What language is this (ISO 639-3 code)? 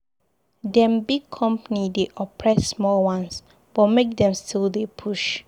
pcm